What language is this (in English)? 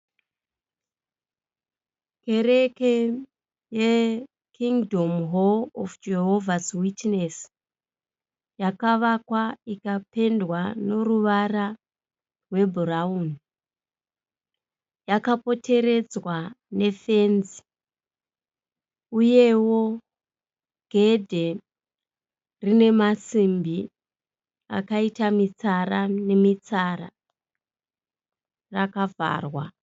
Shona